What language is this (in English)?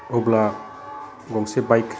Bodo